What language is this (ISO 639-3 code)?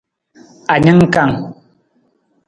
nmz